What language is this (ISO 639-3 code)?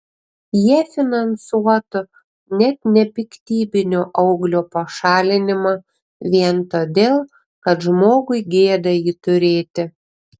lit